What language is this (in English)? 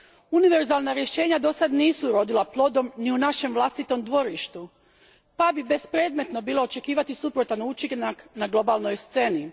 Croatian